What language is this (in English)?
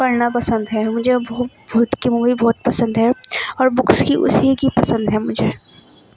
Urdu